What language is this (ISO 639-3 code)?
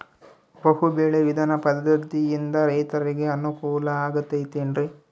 kan